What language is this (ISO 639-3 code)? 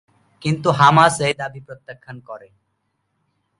ben